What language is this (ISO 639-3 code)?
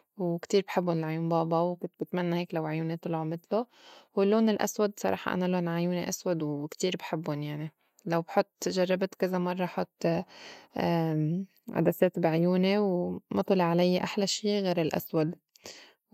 apc